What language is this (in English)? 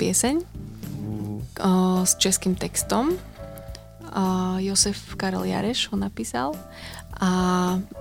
Slovak